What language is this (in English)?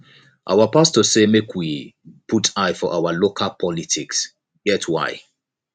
Nigerian Pidgin